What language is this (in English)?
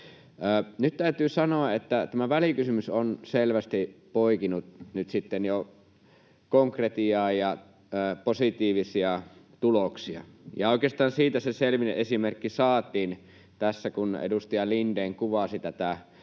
Finnish